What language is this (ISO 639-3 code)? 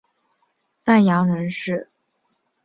zho